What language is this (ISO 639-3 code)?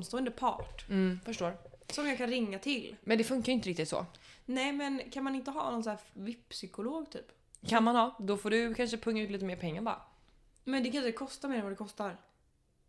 swe